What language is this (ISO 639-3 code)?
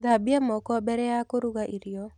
kik